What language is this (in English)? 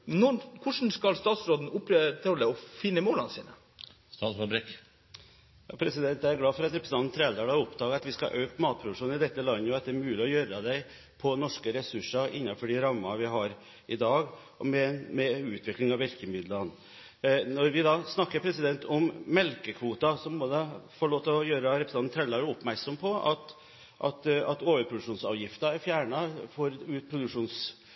Norwegian Bokmål